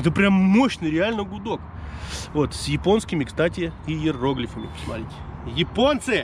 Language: Russian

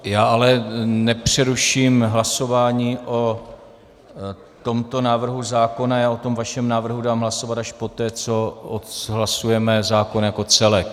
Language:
Czech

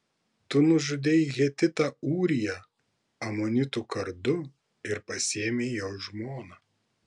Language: Lithuanian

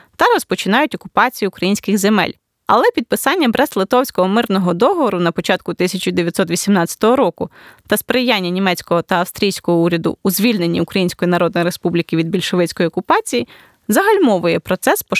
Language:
Ukrainian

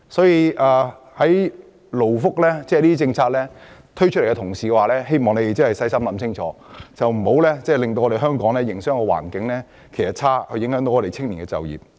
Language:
Cantonese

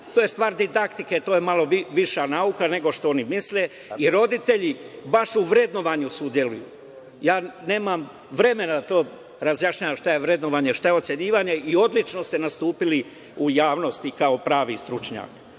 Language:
Serbian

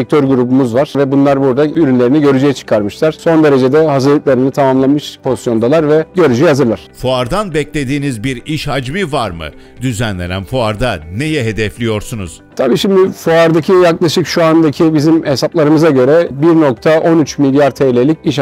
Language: Turkish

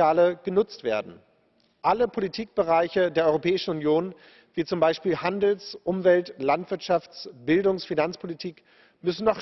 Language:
German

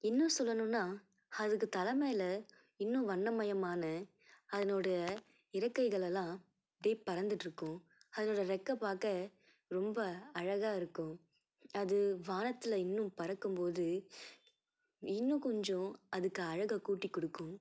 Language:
Tamil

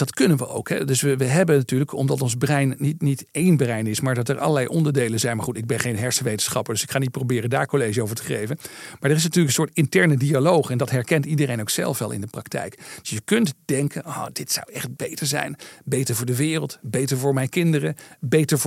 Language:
Dutch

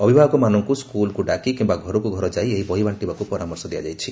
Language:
Odia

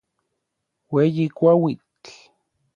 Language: Orizaba Nahuatl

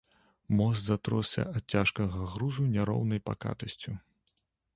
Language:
Belarusian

